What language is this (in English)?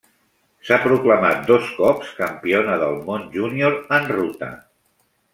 Catalan